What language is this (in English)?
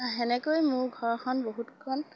Assamese